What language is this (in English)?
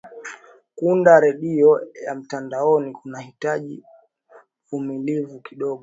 Swahili